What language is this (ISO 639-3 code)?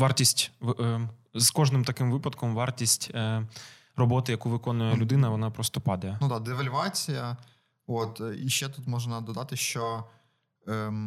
ukr